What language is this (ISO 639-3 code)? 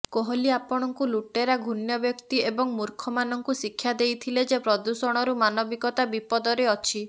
ori